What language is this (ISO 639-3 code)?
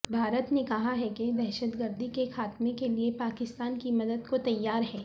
urd